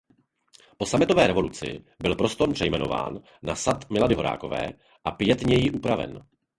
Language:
Czech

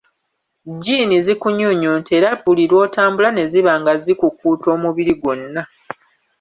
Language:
Ganda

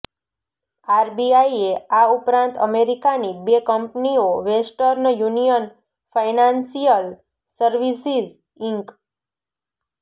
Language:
Gujarati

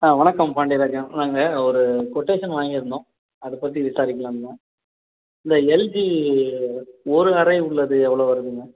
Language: Tamil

